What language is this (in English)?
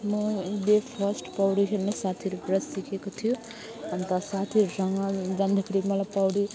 Nepali